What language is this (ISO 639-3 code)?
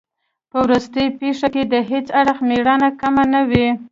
pus